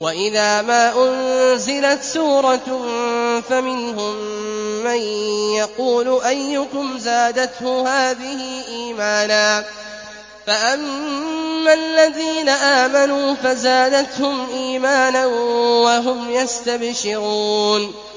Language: Arabic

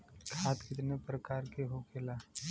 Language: Bhojpuri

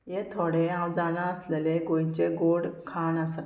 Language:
Konkani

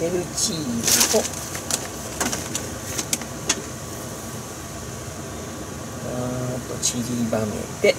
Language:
Japanese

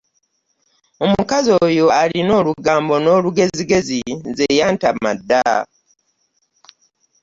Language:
Ganda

